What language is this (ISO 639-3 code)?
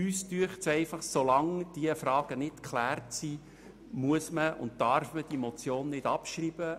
gsw